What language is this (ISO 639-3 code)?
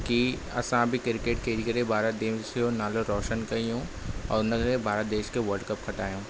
snd